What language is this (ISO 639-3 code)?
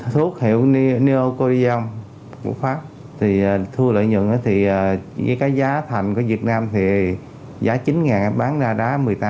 vie